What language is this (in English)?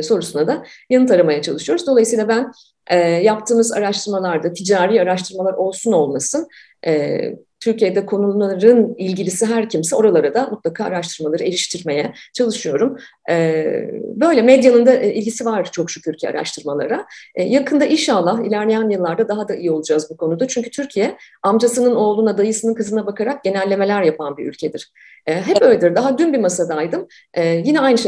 Turkish